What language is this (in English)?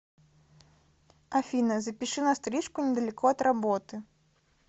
Russian